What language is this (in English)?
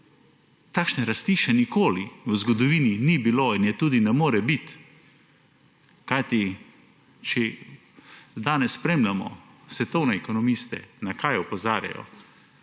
Slovenian